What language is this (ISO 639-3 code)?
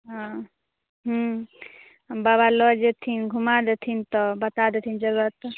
mai